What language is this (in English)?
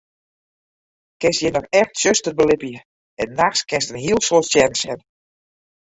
Western Frisian